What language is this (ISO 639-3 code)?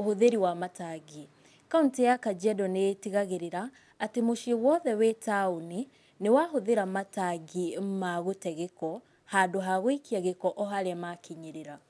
kik